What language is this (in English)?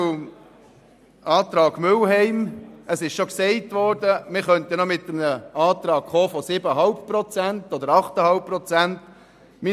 Swiss German